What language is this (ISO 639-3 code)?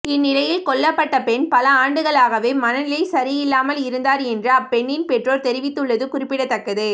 tam